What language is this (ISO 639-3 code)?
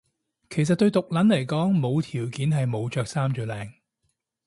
yue